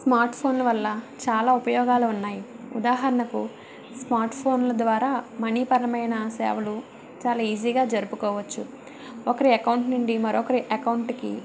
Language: Telugu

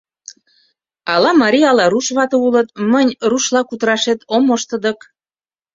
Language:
Mari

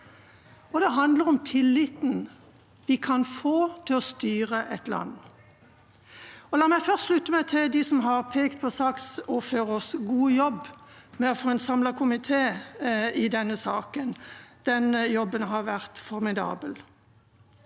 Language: Norwegian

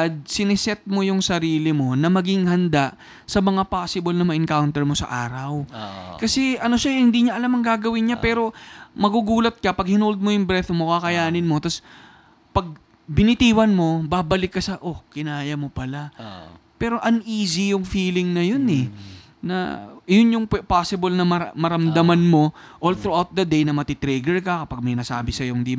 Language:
Filipino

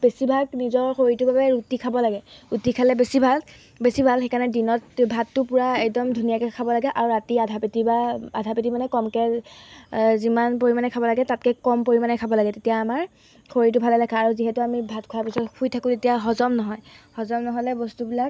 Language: Assamese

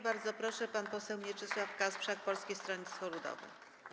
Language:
Polish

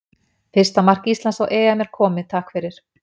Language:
Icelandic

